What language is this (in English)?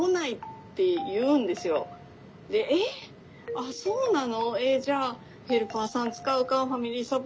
Japanese